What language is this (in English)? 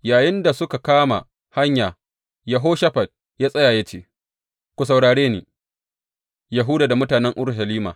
Hausa